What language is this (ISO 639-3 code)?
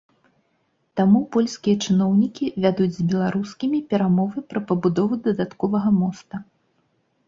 bel